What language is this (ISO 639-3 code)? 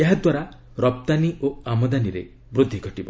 ori